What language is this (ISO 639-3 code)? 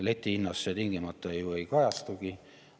est